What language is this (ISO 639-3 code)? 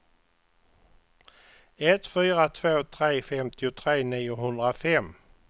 swe